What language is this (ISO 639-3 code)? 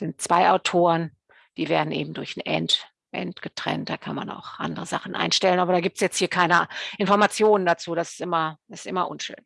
deu